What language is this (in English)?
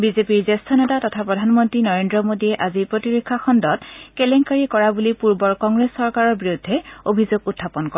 Assamese